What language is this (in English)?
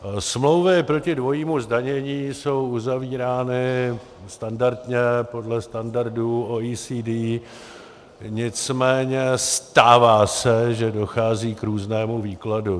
Czech